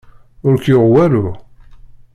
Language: Kabyle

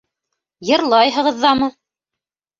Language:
Bashkir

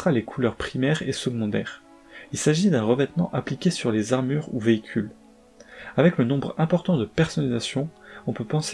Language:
French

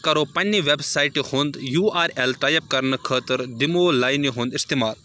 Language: Kashmiri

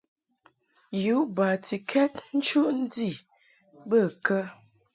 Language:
Mungaka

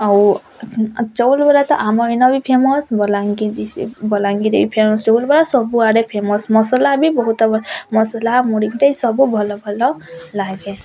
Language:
Odia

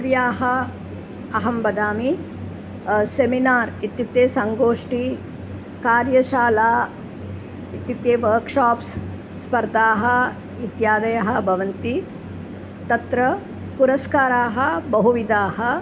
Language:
Sanskrit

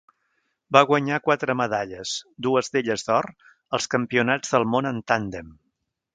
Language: Catalan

